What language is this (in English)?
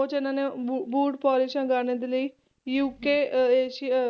Punjabi